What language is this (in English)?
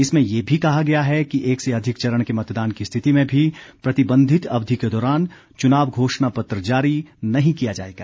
Hindi